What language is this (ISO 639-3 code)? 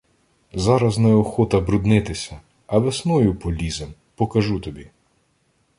ukr